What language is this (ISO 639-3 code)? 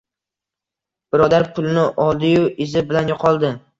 uzb